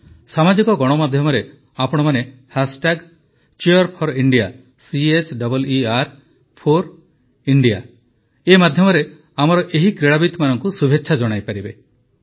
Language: Odia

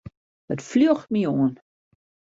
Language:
Western Frisian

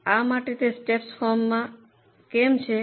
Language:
Gujarati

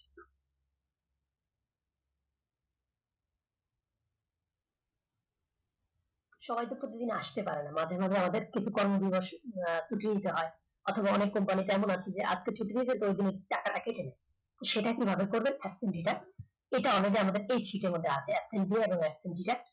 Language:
Bangla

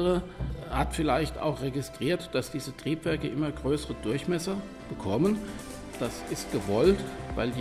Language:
German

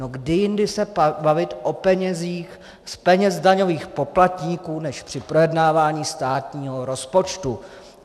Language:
Czech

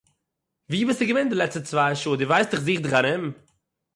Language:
Yiddish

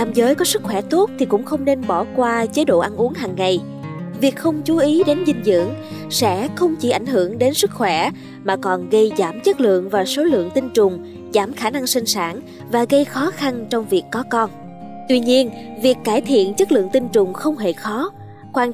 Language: Vietnamese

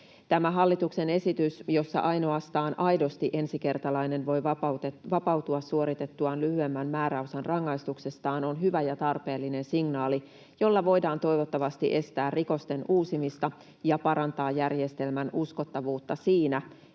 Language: Finnish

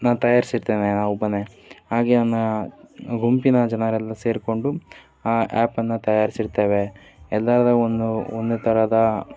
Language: Kannada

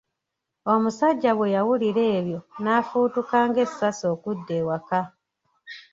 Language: Ganda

